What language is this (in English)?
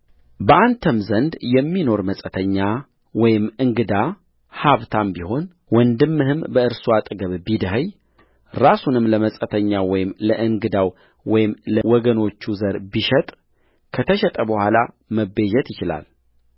Amharic